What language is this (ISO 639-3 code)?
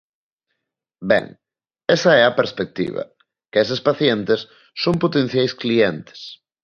glg